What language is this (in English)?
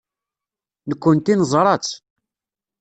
Kabyle